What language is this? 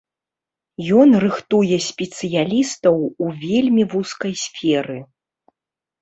Belarusian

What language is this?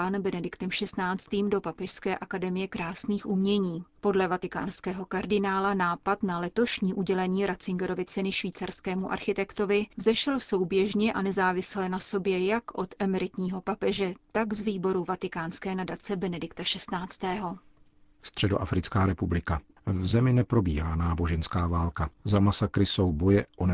Czech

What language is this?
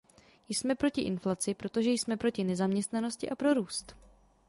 Czech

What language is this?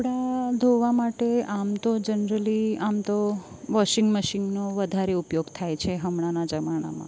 Gujarati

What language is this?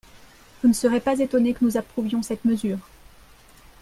French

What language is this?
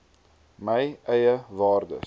Afrikaans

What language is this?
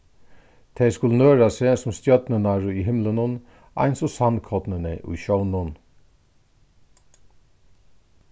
Faroese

